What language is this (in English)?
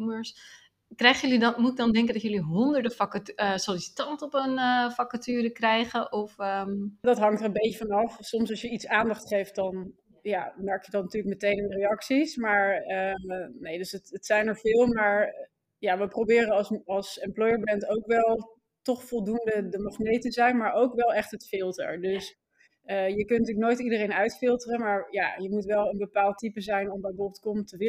Dutch